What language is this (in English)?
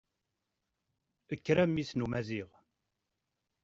Kabyle